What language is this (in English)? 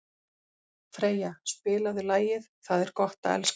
Icelandic